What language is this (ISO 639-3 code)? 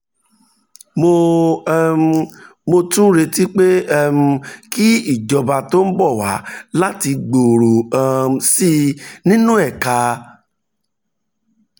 yor